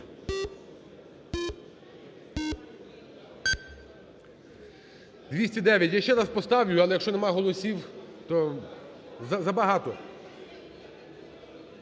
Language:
Ukrainian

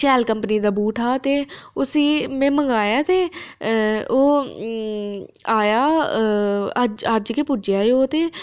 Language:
Dogri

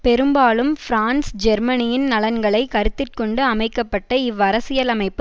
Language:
Tamil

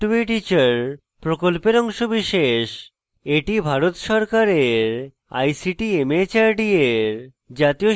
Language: Bangla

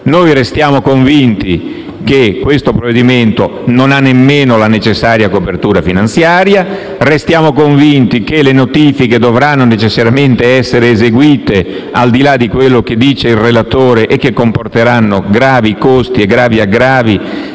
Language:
Italian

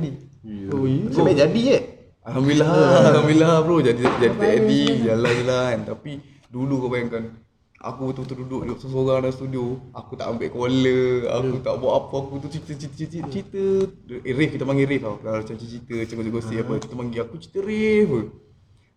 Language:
Malay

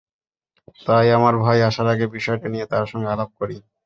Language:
Bangla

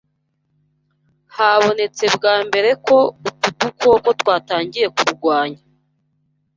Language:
Kinyarwanda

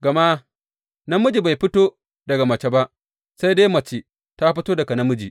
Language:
Hausa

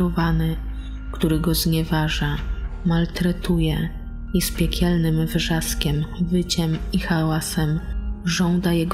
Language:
Polish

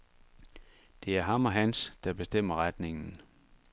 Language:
Danish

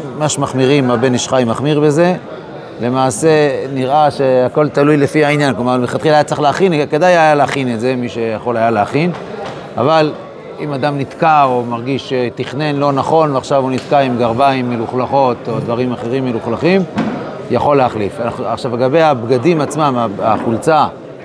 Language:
Hebrew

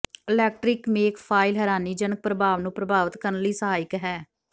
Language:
Punjabi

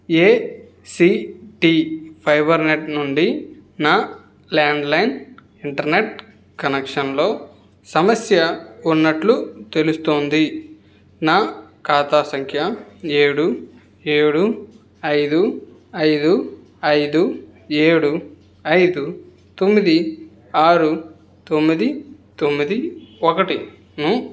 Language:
Telugu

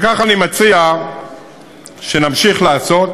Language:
Hebrew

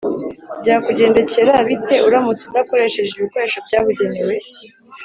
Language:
Kinyarwanda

